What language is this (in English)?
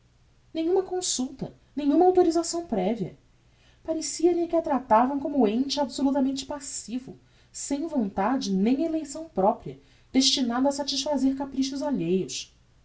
Portuguese